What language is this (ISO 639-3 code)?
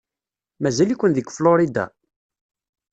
kab